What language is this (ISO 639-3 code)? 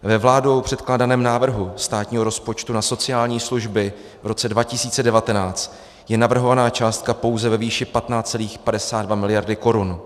ces